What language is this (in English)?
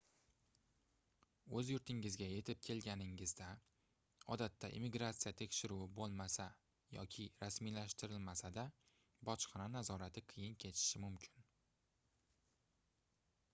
Uzbek